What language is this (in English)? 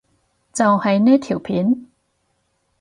Cantonese